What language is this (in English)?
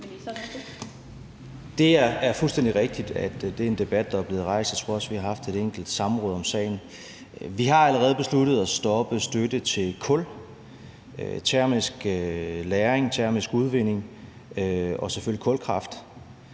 Danish